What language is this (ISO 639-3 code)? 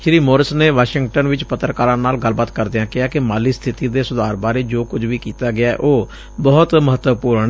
pan